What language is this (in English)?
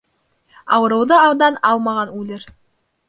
Bashkir